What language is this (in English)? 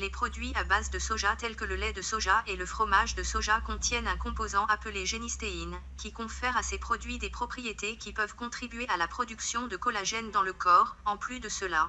French